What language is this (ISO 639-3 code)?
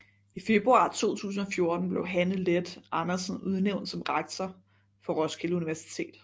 dan